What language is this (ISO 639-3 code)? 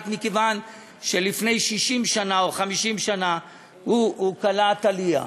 heb